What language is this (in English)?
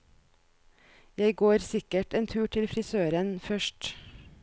Norwegian